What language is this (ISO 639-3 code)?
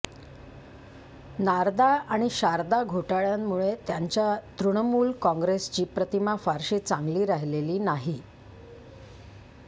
mar